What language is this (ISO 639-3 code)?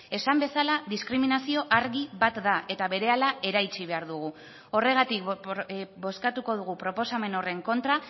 eus